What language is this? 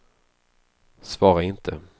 Swedish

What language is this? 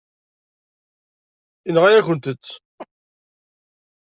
Kabyle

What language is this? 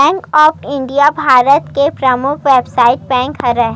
Chhattisgarhi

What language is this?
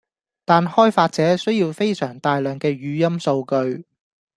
Cantonese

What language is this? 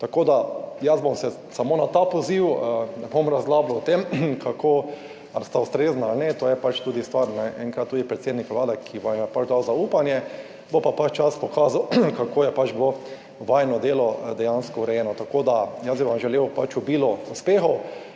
Slovenian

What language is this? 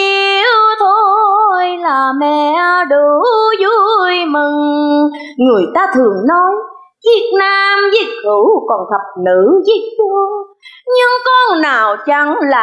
Vietnamese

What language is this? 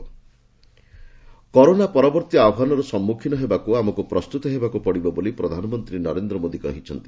Odia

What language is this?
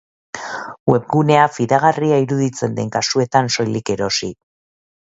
Basque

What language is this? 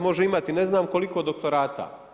Croatian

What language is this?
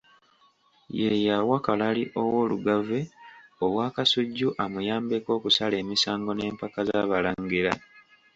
Ganda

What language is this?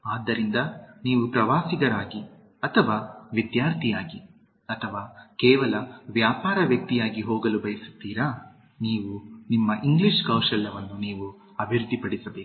Kannada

